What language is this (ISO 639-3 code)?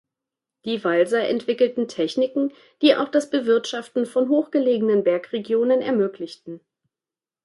deu